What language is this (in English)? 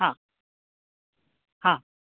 Sindhi